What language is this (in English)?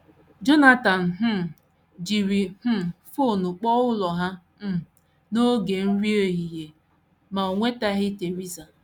Igbo